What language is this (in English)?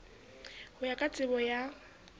Southern Sotho